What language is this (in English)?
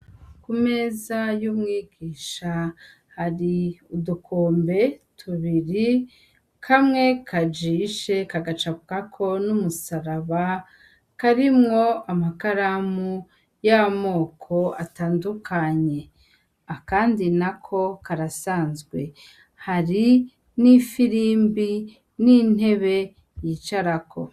Rundi